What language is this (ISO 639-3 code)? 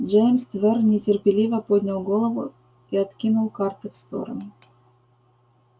rus